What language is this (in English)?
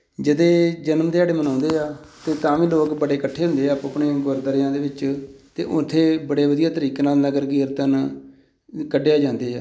Punjabi